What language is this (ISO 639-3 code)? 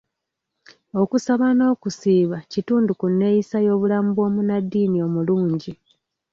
lug